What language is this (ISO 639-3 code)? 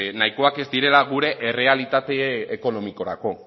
eus